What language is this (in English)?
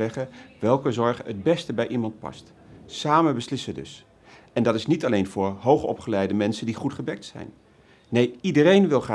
Dutch